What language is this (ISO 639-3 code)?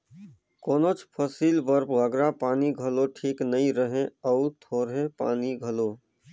hne